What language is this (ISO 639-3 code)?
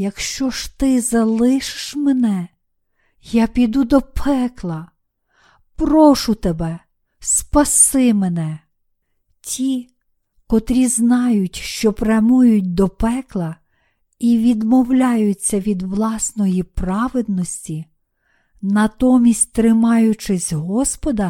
ukr